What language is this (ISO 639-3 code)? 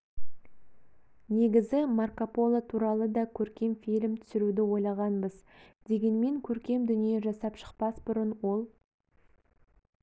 kaz